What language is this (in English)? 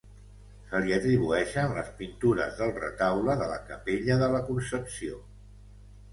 Catalan